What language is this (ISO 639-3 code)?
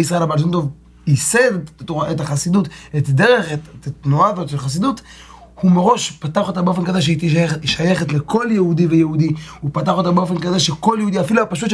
heb